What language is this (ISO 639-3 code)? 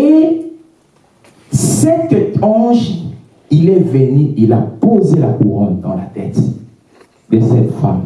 fra